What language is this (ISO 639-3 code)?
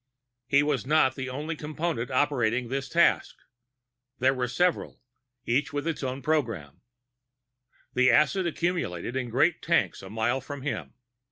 eng